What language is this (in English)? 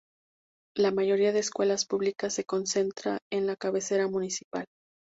Spanish